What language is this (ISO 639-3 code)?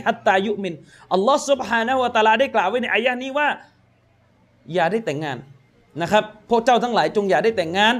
tha